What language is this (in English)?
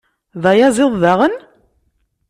Kabyle